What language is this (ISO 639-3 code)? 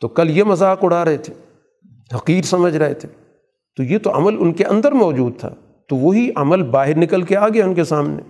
urd